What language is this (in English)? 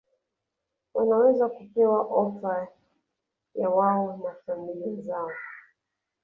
Swahili